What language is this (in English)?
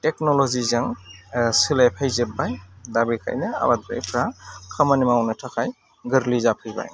Bodo